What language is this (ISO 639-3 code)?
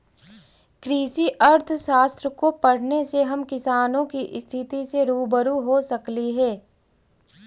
mag